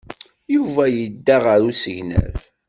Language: Kabyle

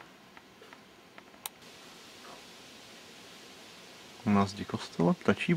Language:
Czech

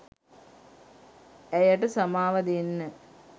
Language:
Sinhala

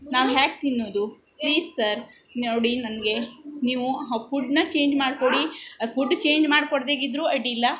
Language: Kannada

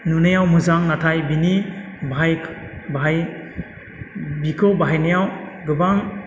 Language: Bodo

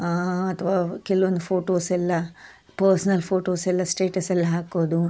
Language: Kannada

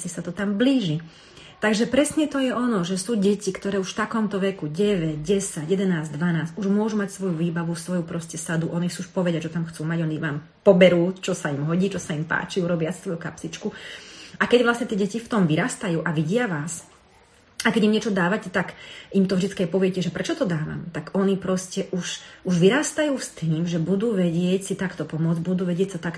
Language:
Slovak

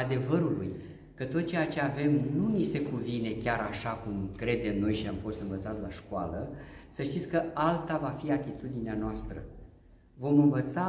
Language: Romanian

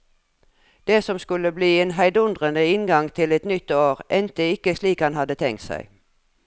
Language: Norwegian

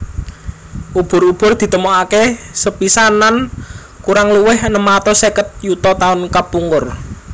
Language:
Javanese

